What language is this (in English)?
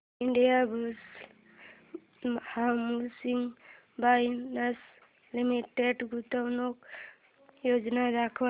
Marathi